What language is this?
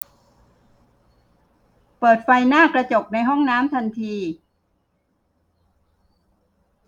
Thai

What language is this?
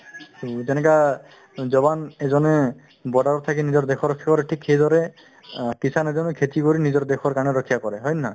Assamese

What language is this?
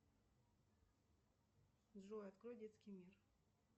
Russian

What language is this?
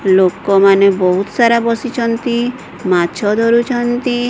Odia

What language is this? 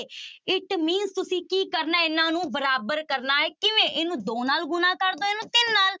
Punjabi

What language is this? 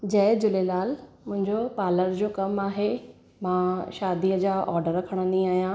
Sindhi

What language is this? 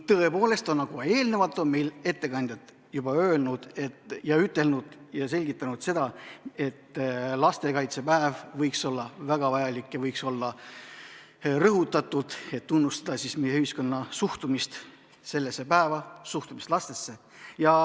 Estonian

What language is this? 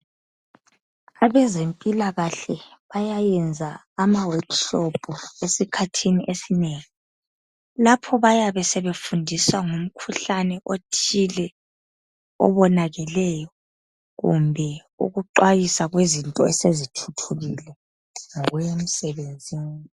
North Ndebele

